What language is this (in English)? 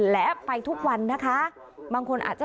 Thai